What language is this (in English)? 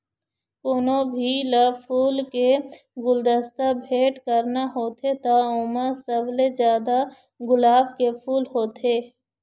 Chhattisgarhi